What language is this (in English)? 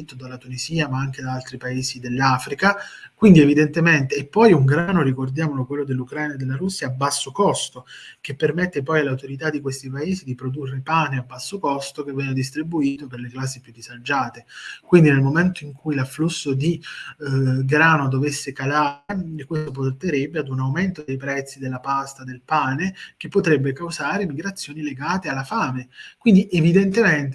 Italian